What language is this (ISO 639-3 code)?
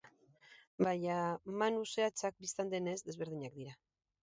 eus